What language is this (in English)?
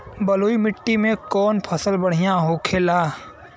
Bhojpuri